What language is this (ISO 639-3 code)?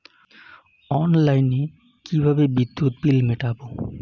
ben